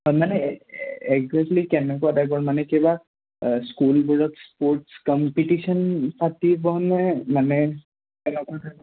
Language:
Assamese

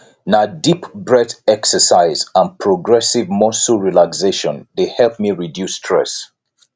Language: Nigerian Pidgin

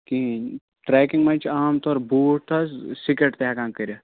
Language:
Kashmiri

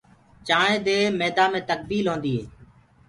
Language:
Gurgula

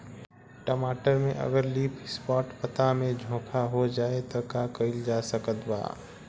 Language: Bhojpuri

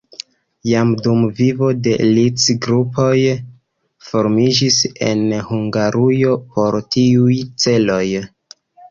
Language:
Esperanto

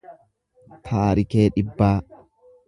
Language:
Oromo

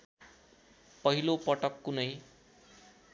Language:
Nepali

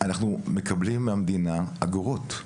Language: Hebrew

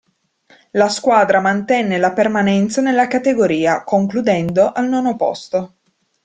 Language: Italian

